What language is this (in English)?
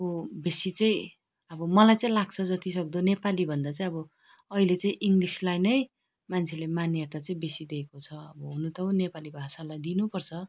Nepali